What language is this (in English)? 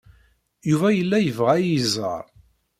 Kabyle